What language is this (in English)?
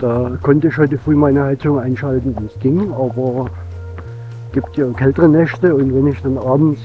German